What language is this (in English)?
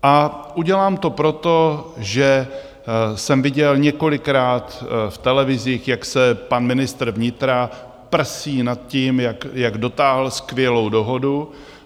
Czech